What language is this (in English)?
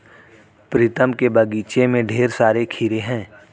Hindi